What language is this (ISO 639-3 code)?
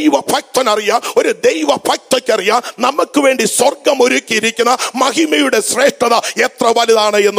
mal